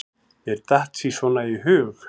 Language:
Icelandic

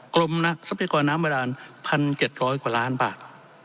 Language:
Thai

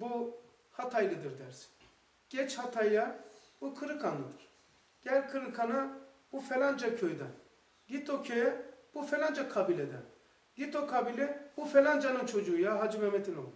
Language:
Turkish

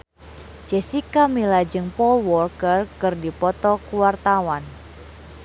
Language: Sundanese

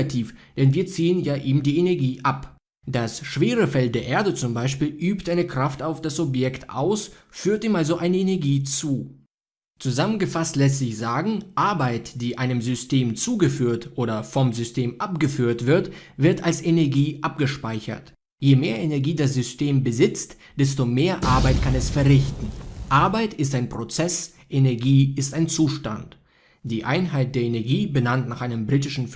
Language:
German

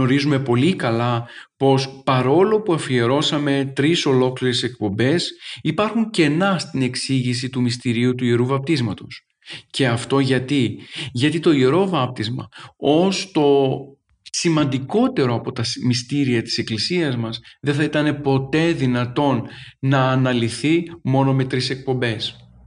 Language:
Greek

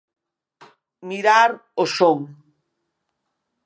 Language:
Galician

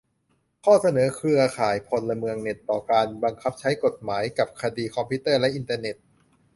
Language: Thai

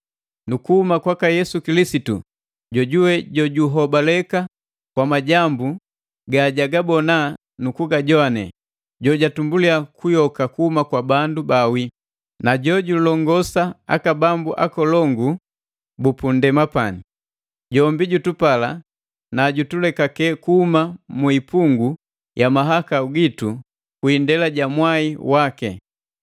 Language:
Matengo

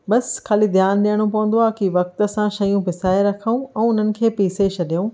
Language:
Sindhi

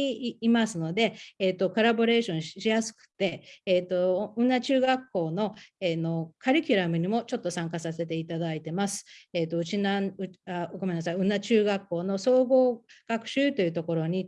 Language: Japanese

